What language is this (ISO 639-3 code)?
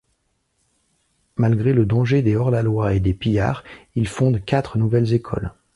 fra